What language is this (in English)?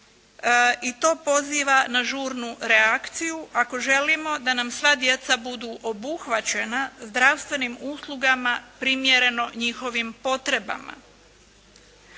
Croatian